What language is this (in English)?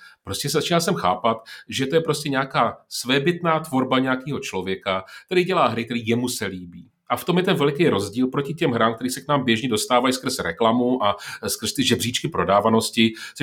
Czech